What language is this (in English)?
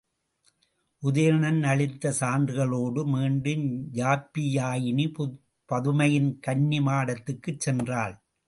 Tamil